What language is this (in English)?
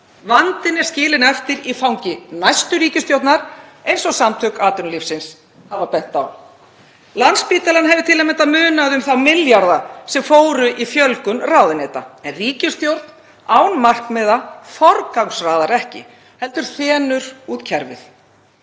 Icelandic